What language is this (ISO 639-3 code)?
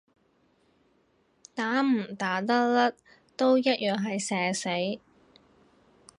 yue